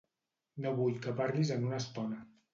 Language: Catalan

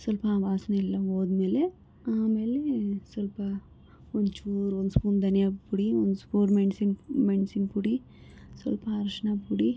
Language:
Kannada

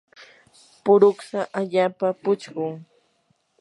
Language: Yanahuanca Pasco Quechua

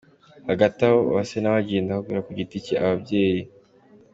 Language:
Kinyarwanda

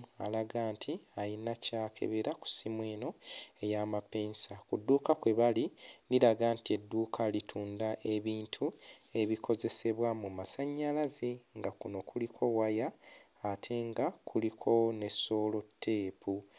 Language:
Ganda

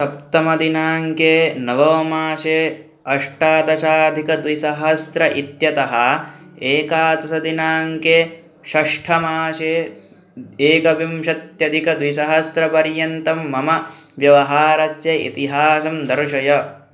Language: Sanskrit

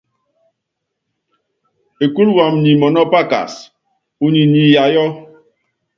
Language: Yangben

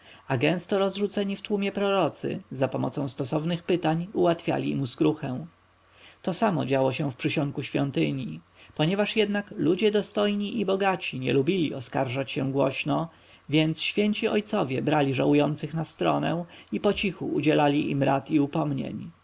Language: Polish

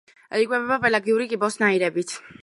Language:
Georgian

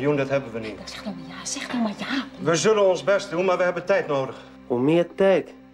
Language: Dutch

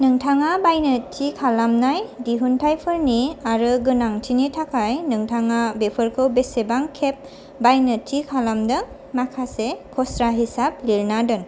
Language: Bodo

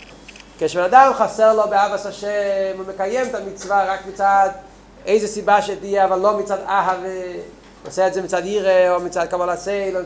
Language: Hebrew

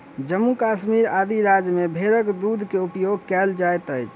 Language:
Maithili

